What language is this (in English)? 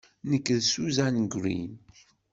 Kabyle